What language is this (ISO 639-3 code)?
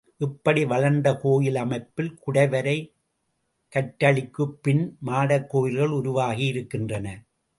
tam